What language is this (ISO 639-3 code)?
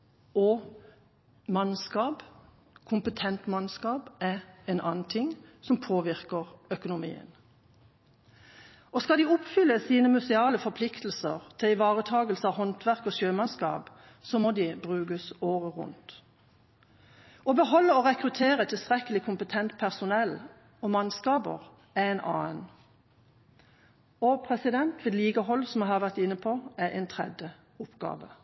nob